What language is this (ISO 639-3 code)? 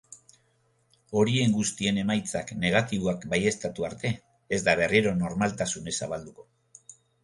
eus